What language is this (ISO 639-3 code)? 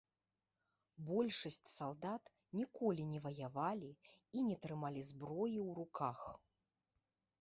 bel